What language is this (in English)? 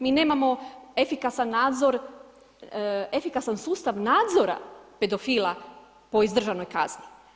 Croatian